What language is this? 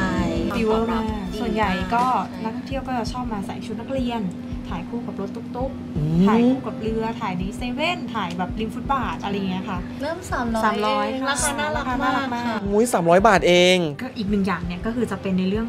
Thai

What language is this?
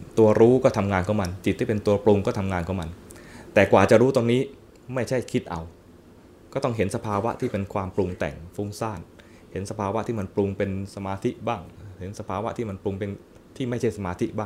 Thai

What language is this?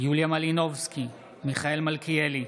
Hebrew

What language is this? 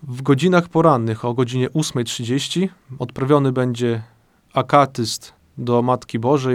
Polish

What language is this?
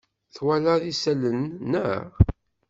Kabyle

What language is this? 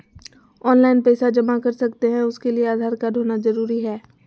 Magahi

